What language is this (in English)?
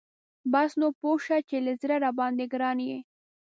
Pashto